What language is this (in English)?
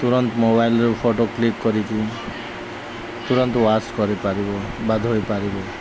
Odia